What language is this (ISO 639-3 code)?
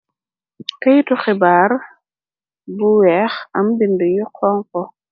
wol